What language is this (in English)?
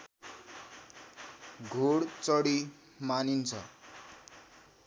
Nepali